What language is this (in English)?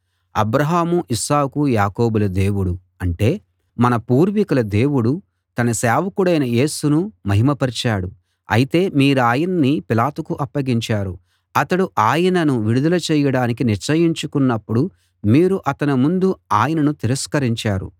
Telugu